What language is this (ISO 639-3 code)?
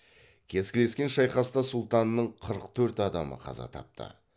kaz